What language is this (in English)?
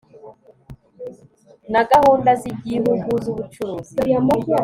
Kinyarwanda